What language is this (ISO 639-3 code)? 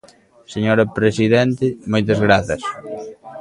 glg